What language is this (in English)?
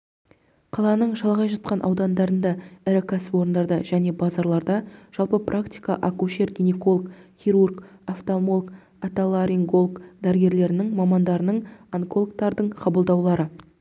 Kazakh